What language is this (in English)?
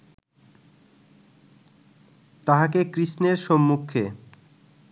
Bangla